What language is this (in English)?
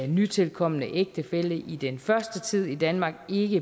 Danish